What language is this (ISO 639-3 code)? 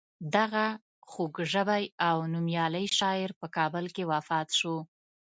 pus